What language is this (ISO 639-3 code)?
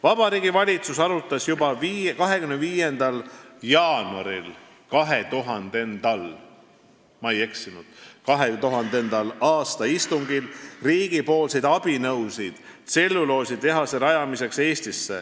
est